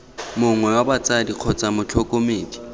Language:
Tswana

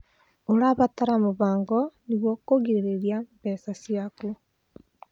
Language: Kikuyu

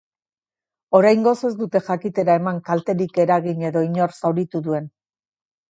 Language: Basque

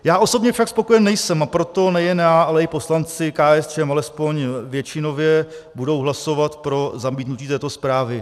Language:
Czech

